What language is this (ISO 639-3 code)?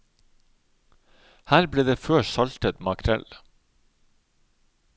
nor